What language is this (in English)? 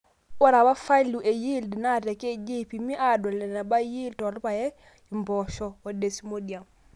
Masai